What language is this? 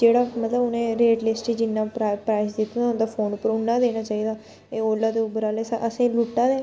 Dogri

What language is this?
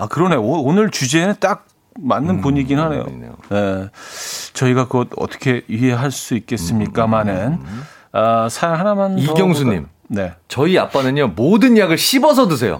Korean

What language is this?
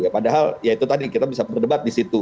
Indonesian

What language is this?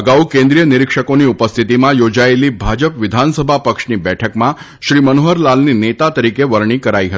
Gujarati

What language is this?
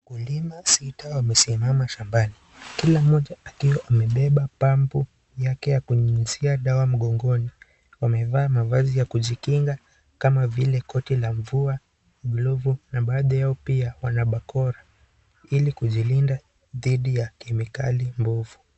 Swahili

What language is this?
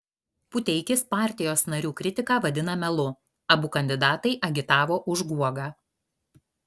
Lithuanian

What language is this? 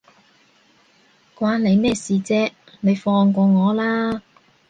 Cantonese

